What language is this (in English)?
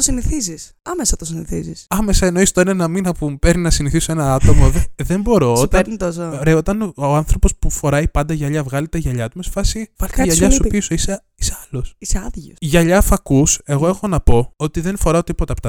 Greek